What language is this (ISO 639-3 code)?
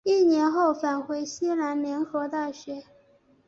zho